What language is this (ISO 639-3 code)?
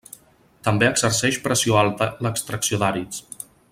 cat